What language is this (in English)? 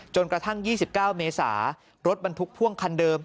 Thai